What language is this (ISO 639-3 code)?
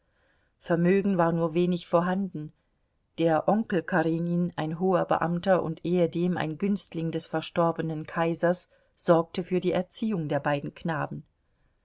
deu